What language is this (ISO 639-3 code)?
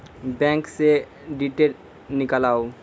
mai